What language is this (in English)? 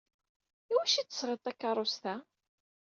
Kabyle